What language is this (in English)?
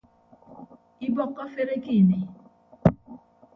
Ibibio